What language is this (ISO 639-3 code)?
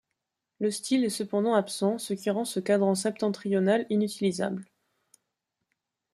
fra